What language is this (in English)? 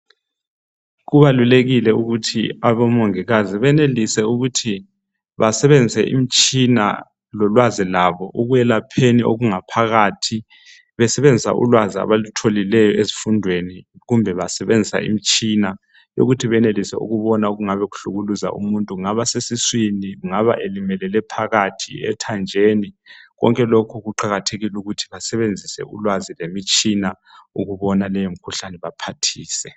North Ndebele